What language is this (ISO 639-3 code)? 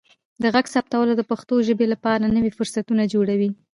pus